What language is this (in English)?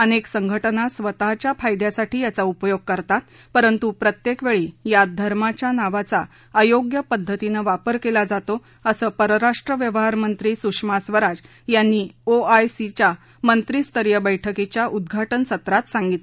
Marathi